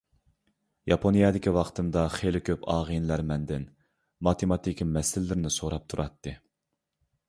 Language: Uyghur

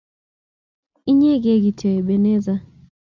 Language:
Kalenjin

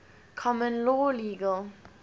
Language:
English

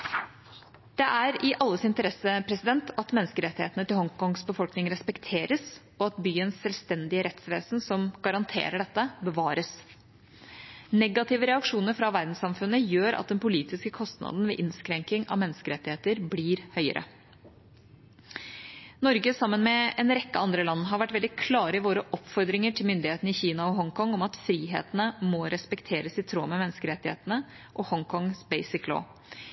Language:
Norwegian Bokmål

